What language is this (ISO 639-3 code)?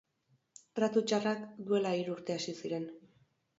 eus